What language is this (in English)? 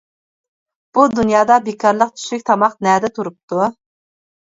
Uyghur